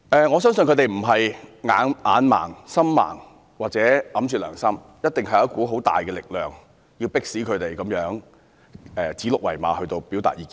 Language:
Cantonese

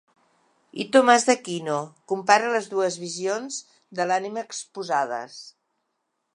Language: Catalan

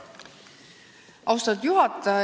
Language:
Estonian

